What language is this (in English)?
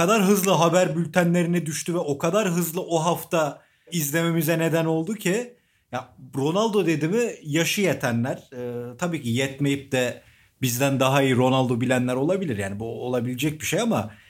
Turkish